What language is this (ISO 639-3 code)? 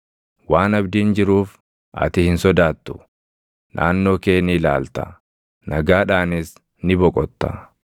orm